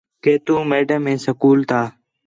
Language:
Khetrani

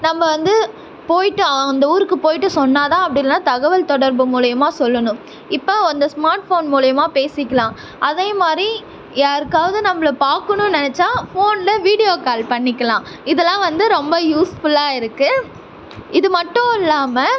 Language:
Tamil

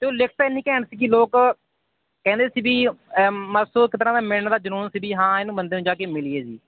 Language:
Punjabi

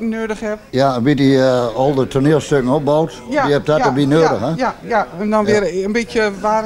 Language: Dutch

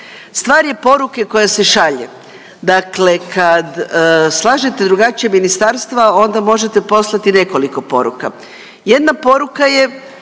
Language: Croatian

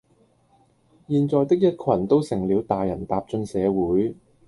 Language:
Cantonese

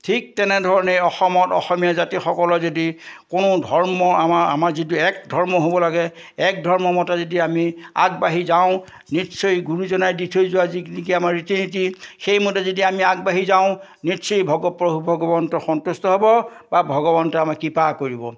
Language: Assamese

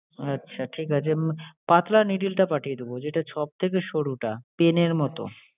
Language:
Bangla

